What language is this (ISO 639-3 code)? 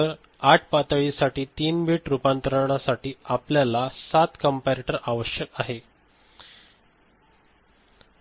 mar